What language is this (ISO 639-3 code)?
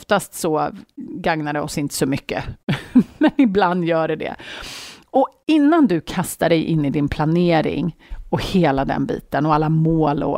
swe